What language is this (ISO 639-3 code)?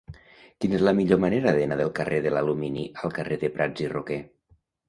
cat